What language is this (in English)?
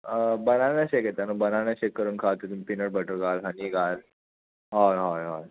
Konkani